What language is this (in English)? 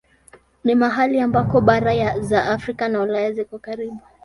Swahili